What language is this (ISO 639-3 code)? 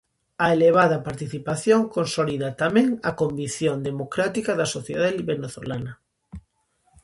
glg